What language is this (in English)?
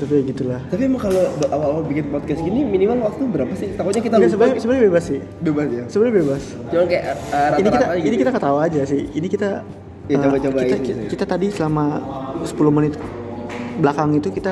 Indonesian